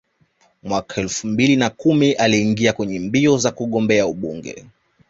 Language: Swahili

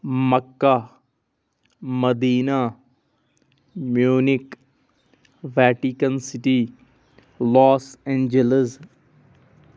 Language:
Kashmiri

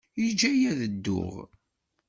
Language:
Kabyle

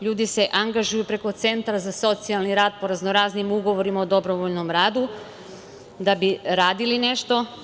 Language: Serbian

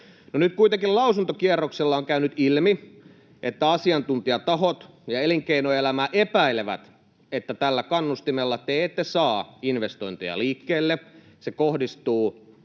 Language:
Finnish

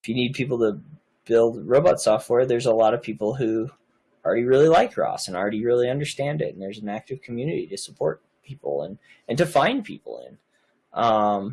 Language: English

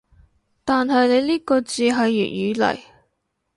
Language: Cantonese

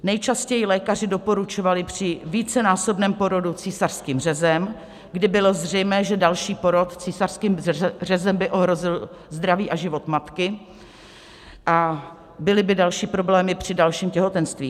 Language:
Czech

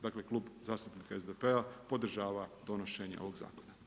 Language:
Croatian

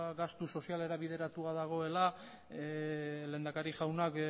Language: Basque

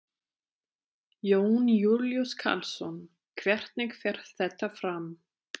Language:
Icelandic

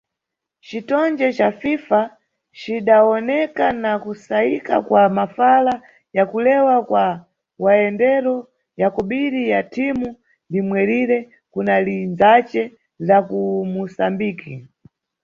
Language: Nyungwe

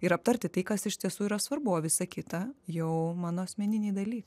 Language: Lithuanian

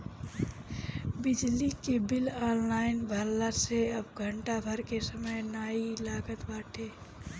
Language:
Bhojpuri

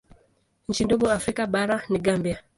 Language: Swahili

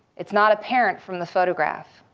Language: English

